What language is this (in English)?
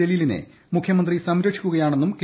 Malayalam